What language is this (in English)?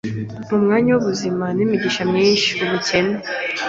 Kinyarwanda